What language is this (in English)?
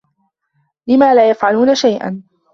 Arabic